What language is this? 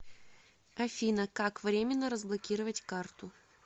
Russian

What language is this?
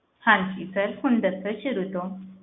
Punjabi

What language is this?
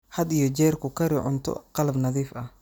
Somali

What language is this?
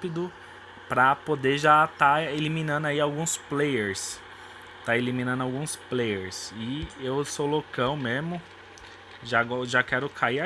Portuguese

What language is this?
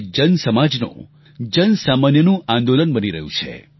Gujarati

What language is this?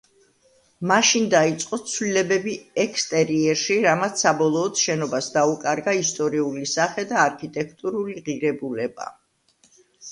Georgian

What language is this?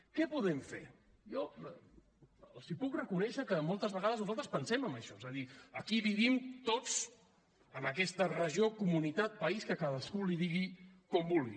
Catalan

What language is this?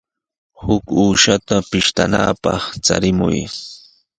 Sihuas Ancash Quechua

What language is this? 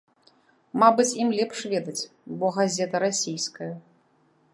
Belarusian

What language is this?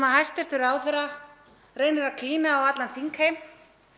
Icelandic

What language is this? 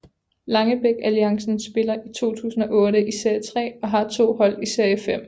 Danish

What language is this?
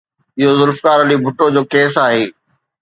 Sindhi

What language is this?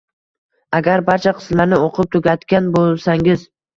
Uzbek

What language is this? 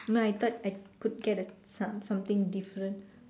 English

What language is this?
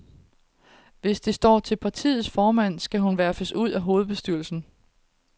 Danish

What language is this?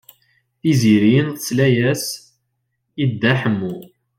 Kabyle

